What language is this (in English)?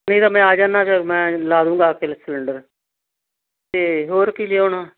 Punjabi